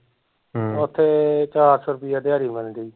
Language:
Punjabi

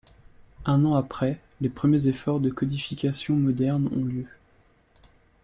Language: French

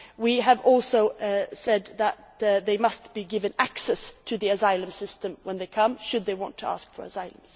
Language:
English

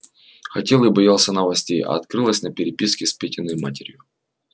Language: Russian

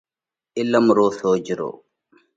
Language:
Parkari Koli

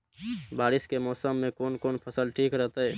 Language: Maithili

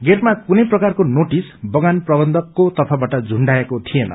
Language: Nepali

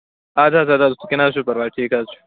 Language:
Kashmiri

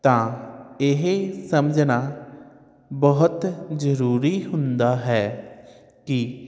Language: Punjabi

